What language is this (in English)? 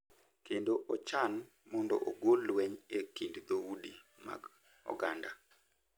Luo (Kenya and Tanzania)